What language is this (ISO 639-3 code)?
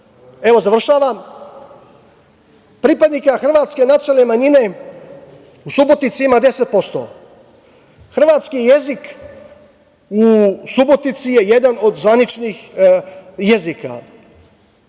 srp